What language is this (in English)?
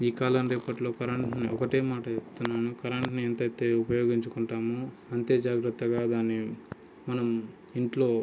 Telugu